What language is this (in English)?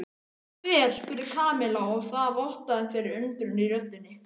Icelandic